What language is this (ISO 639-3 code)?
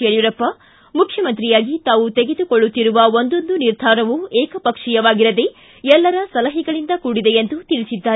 kan